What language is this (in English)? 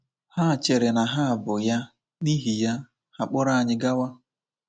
Igbo